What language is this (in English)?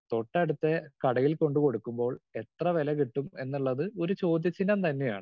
Malayalam